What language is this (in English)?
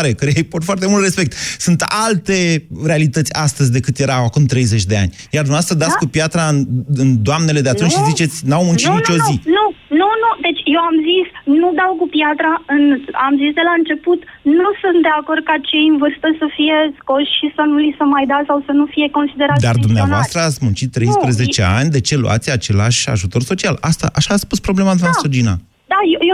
Romanian